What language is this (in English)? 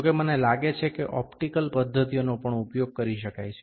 Gujarati